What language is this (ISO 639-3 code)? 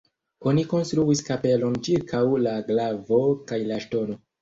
epo